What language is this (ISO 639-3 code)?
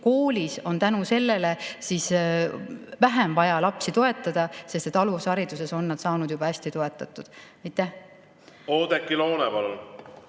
est